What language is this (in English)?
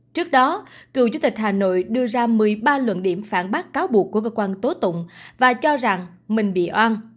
Vietnamese